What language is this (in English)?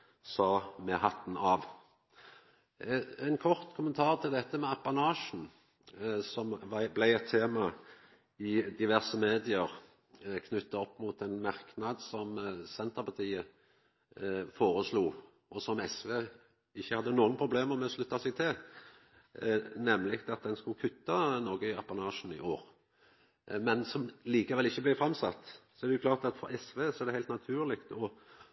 Norwegian Nynorsk